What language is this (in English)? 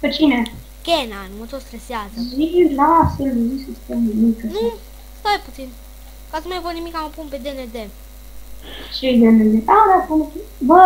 Romanian